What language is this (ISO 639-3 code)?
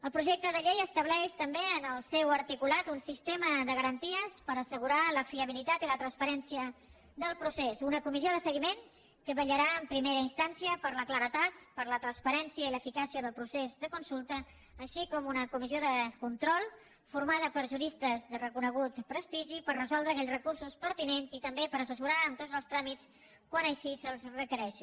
cat